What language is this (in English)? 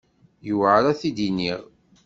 Kabyle